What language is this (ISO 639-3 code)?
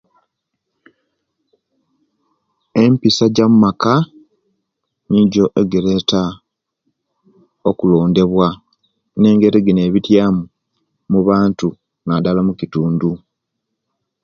lke